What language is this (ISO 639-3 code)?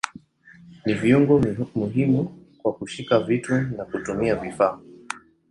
swa